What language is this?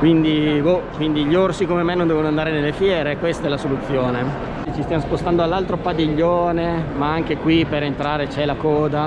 Italian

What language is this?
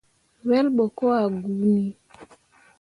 Mundang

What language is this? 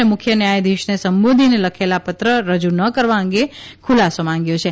Gujarati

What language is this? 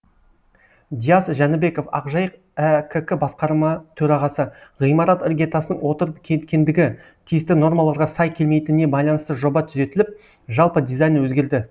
Kazakh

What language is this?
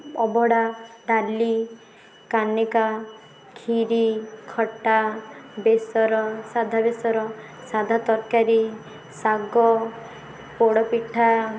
Odia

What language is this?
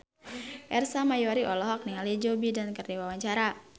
Sundanese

